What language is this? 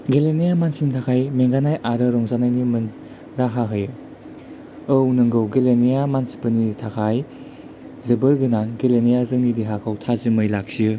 Bodo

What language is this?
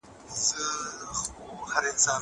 Pashto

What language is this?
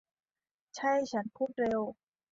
Thai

